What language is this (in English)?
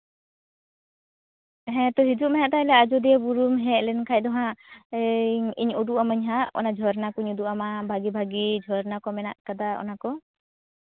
Santali